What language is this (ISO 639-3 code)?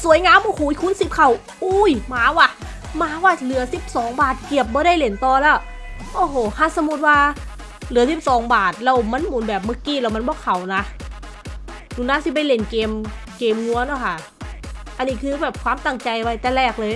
tha